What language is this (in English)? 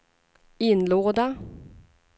Swedish